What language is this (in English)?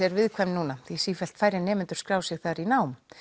Icelandic